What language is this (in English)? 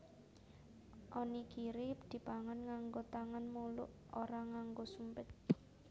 Javanese